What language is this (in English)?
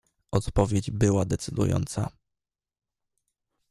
Polish